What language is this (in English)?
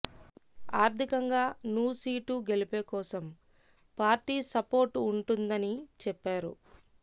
Telugu